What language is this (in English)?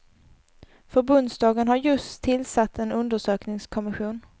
Swedish